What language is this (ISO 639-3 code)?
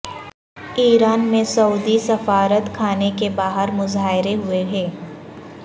urd